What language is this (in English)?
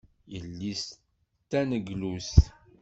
Kabyle